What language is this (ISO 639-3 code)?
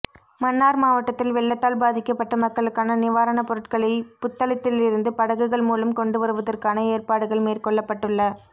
tam